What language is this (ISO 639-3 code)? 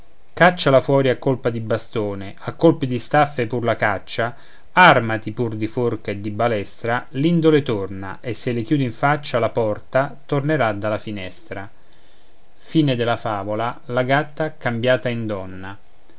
ita